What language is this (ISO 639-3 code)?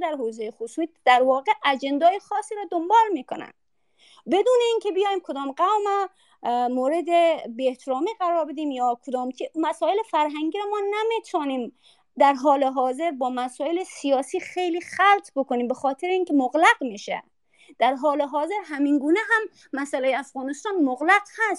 fas